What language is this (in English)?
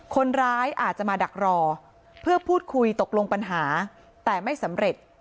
Thai